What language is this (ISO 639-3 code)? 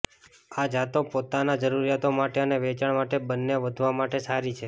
guj